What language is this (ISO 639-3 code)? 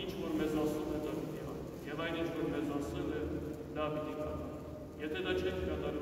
tur